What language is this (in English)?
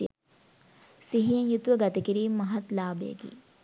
Sinhala